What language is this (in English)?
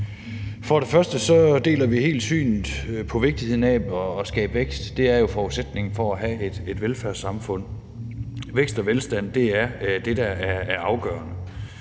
Danish